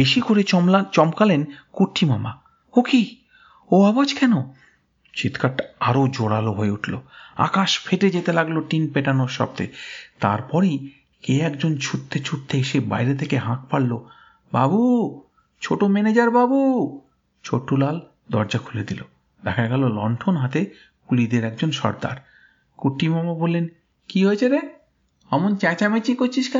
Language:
Bangla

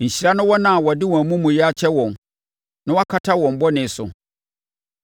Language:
Akan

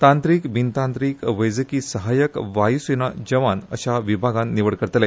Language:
Konkani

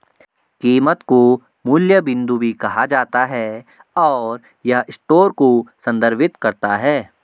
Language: Hindi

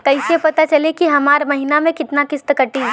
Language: Bhojpuri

